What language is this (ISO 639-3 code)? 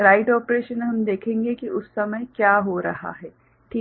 hin